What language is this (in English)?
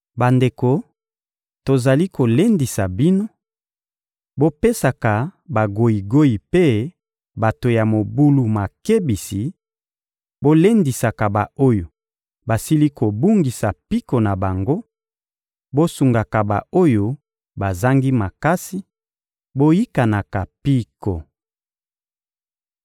Lingala